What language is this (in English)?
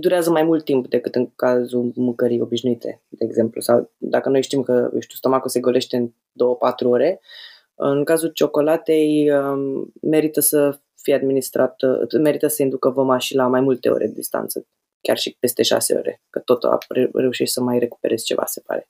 Romanian